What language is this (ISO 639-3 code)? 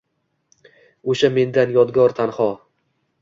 uzb